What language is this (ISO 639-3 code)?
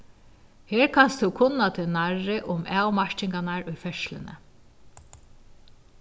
fao